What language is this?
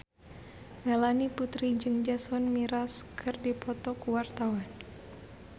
Sundanese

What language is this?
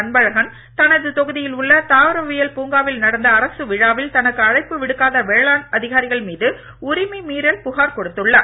Tamil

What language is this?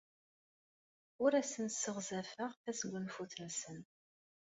Kabyle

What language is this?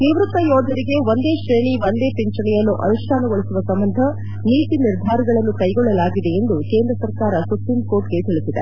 Kannada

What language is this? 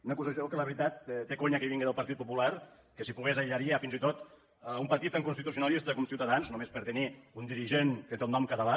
Catalan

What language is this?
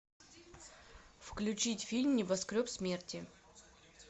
Russian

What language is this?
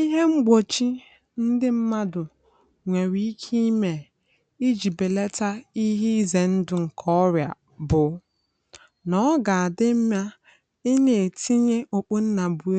Igbo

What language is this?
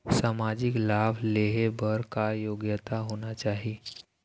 Chhattisgarhi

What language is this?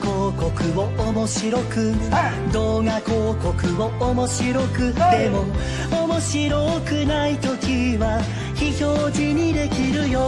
Japanese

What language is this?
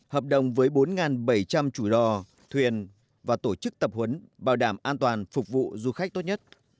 Vietnamese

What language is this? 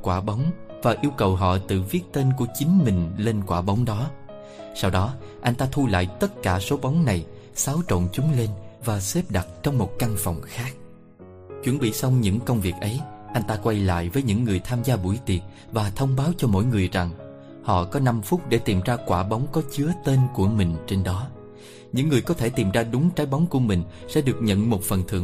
Vietnamese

